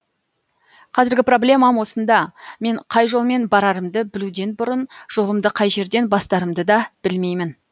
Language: Kazakh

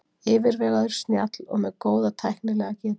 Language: Icelandic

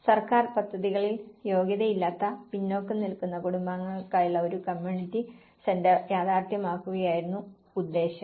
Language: Malayalam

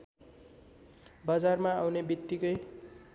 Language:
Nepali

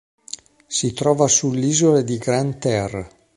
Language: Italian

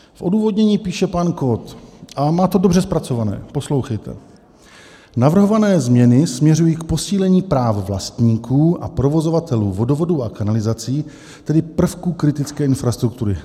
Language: Czech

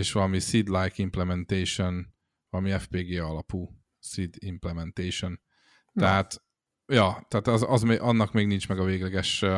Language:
Hungarian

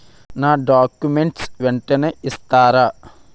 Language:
Telugu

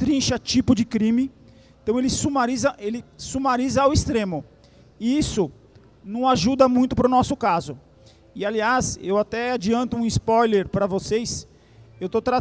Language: Portuguese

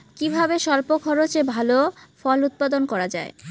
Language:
Bangla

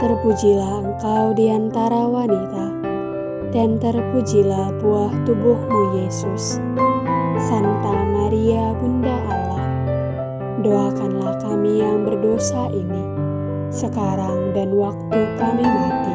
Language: Indonesian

